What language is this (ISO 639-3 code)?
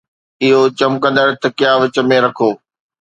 snd